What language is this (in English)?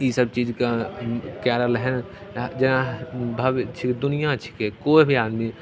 Maithili